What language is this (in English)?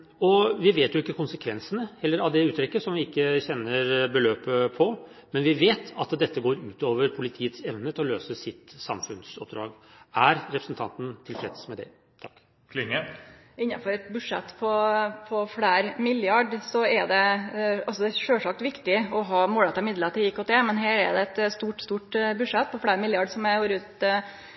Norwegian